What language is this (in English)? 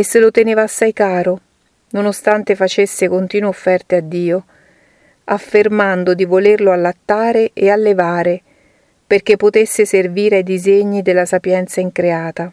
Italian